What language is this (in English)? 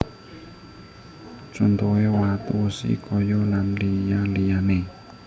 Javanese